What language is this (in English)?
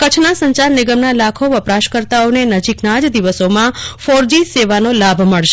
Gujarati